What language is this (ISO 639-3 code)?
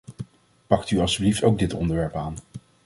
nld